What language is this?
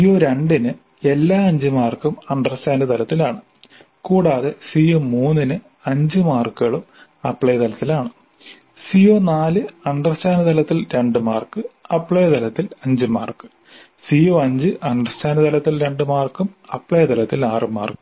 Malayalam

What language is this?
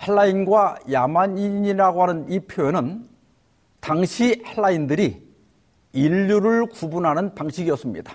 Korean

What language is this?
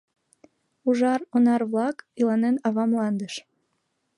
Mari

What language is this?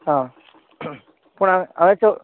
Konkani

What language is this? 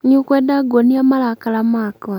Kikuyu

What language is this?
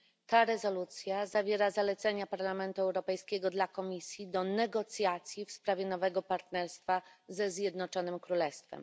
Polish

